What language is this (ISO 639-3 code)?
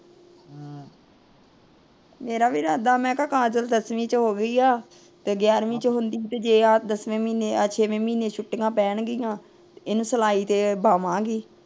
pan